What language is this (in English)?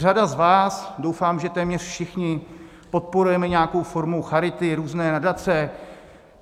Czech